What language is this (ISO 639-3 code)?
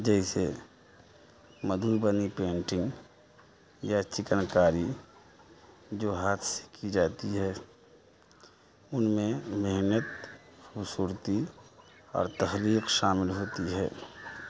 urd